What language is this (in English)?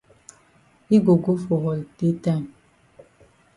Cameroon Pidgin